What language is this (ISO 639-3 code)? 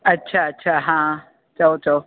snd